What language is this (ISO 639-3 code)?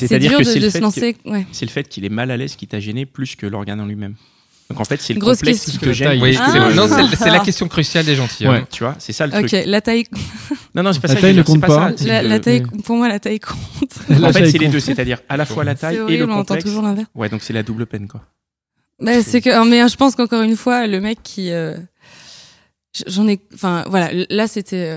fra